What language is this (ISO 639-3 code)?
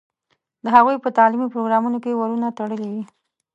pus